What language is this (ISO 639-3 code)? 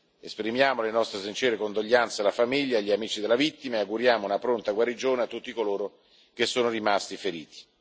ita